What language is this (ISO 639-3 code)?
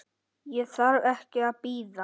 isl